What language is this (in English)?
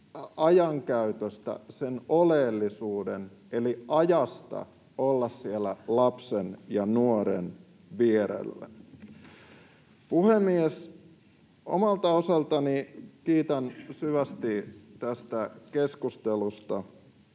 Finnish